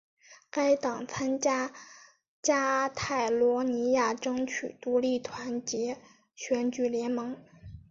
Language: Chinese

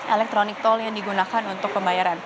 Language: Indonesian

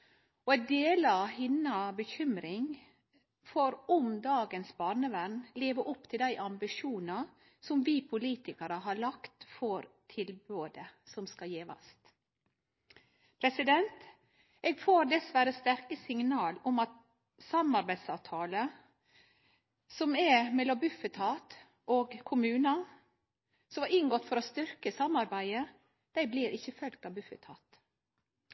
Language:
Norwegian Nynorsk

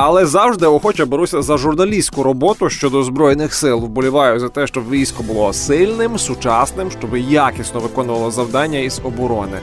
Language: Ukrainian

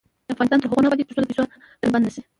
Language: Pashto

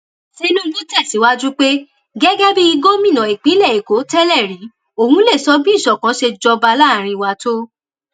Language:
Yoruba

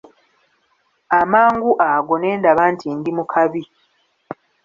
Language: Ganda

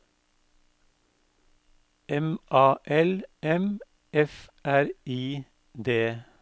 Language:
Norwegian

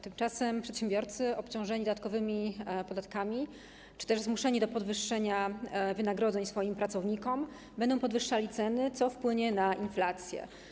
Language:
Polish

